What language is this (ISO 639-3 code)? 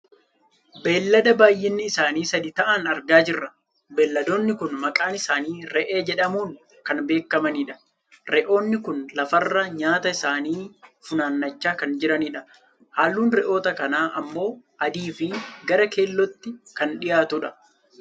orm